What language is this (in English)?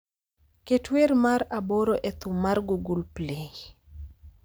Luo (Kenya and Tanzania)